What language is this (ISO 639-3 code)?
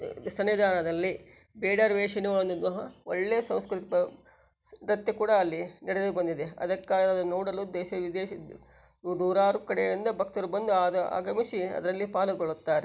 kan